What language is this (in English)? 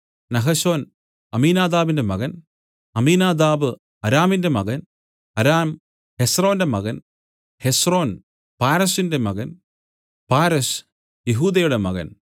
Malayalam